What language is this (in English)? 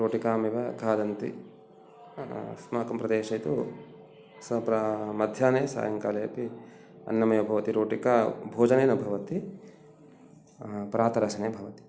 Sanskrit